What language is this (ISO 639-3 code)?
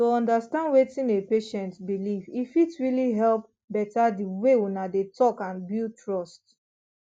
pcm